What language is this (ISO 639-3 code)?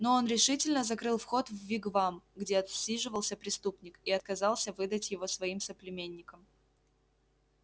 rus